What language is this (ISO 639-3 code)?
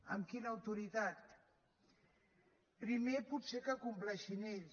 cat